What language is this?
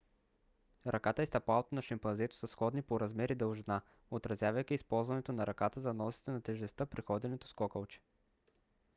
Bulgarian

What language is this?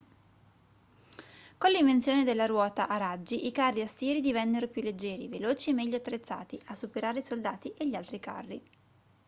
Italian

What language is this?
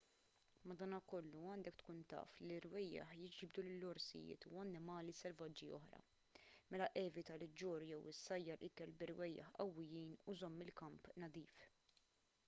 Maltese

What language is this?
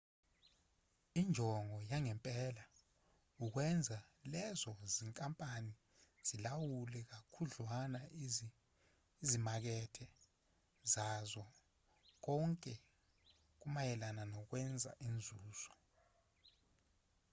Zulu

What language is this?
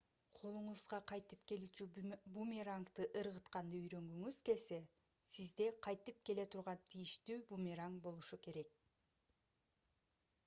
Kyrgyz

